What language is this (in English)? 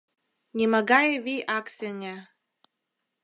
Mari